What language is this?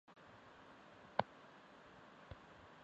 Chinese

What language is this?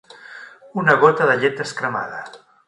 Catalan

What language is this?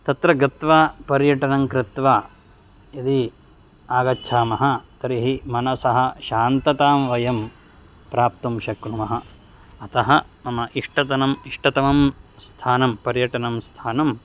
Sanskrit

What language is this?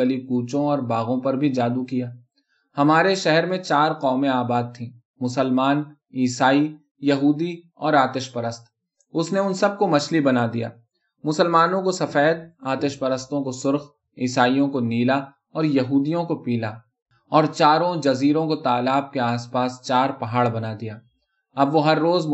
Urdu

